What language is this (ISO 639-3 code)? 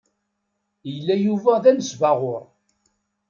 kab